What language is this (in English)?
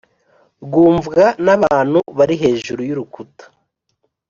Kinyarwanda